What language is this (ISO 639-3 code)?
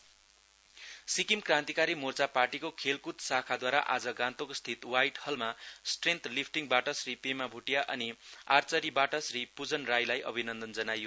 nep